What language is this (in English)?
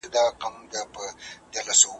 Pashto